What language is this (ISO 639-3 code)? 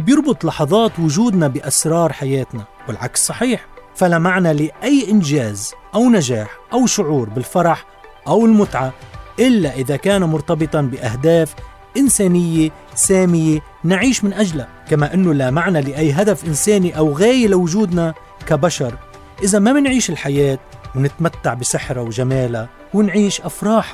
ara